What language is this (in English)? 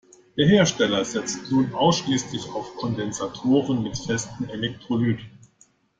German